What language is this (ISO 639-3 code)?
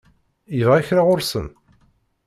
kab